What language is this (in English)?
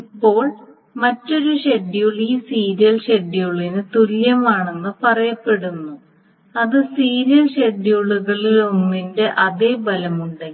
Malayalam